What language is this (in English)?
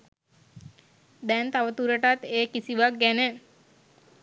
Sinhala